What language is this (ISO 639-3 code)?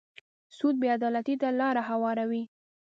pus